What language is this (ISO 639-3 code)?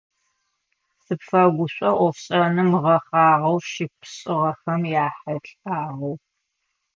ady